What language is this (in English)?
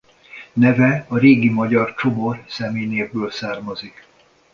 Hungarian